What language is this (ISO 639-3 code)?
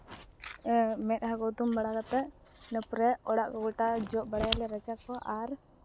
sat